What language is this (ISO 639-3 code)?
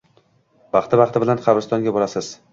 uzb